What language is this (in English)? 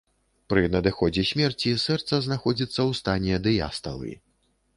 Belarusian